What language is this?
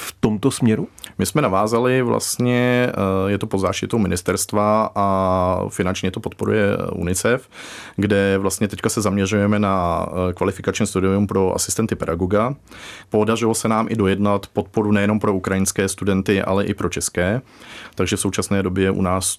Czech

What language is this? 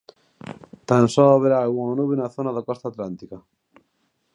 Galician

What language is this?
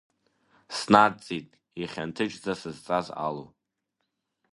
Abkhazian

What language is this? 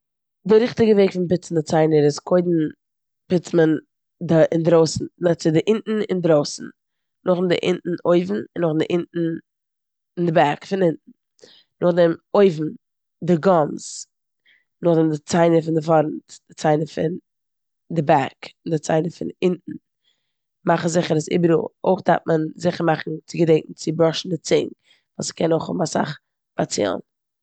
Yiddish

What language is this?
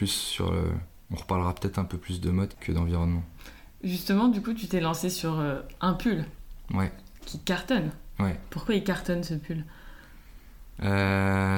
French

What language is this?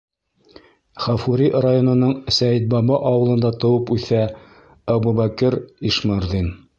Bashkir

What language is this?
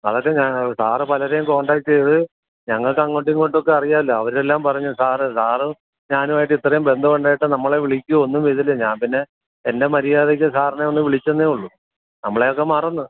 Malayalam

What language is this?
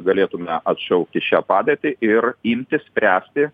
Lithuanian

